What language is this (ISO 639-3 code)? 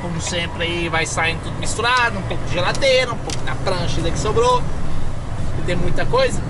por